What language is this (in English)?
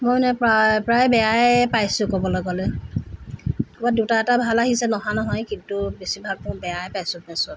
Assamese